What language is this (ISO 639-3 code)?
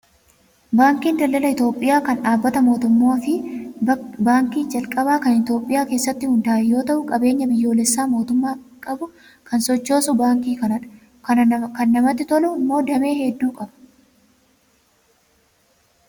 orm